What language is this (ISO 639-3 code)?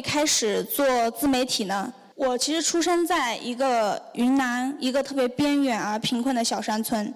zho